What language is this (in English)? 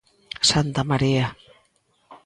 Galician